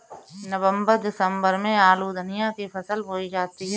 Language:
Hindi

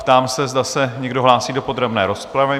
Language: Czech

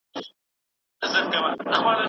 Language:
Pashto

